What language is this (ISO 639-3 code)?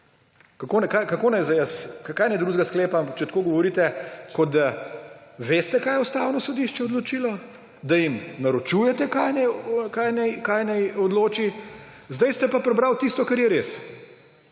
slv